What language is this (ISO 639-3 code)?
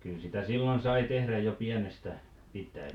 fin